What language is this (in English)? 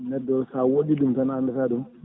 Fula